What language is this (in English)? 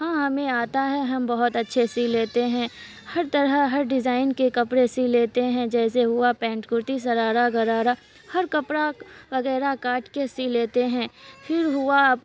Urdu